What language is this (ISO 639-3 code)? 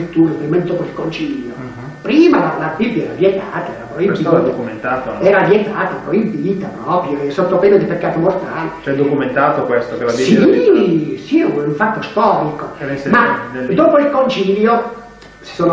ita